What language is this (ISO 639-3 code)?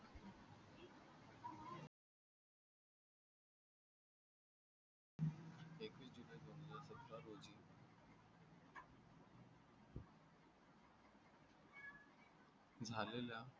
mar